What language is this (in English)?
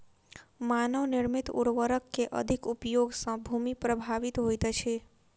Maithili